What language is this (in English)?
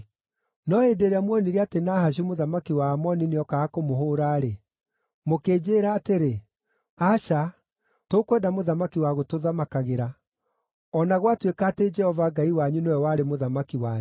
Kikuyu